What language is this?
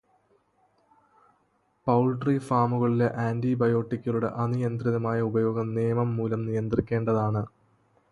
Malayalam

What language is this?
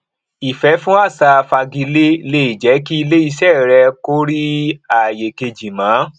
Yoruba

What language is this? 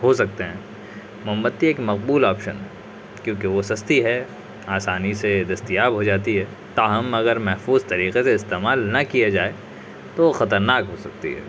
Urdu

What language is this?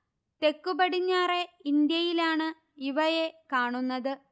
Malayalam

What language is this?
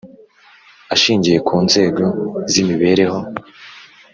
Kinyarwanda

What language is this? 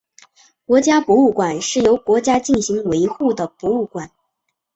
Chinese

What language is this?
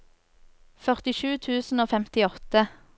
Norwegian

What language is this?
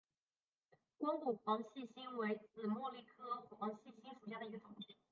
Chinese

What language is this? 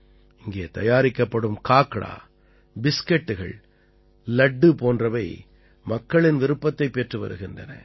Tamil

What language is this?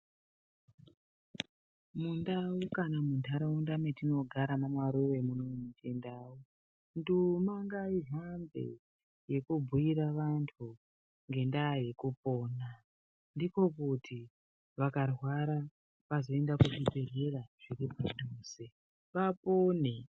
Ndau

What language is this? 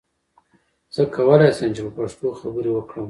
Pashto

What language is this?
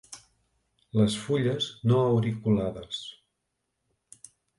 Catalan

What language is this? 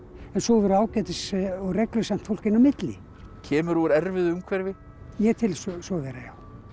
Icelandic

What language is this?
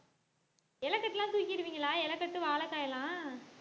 Tamil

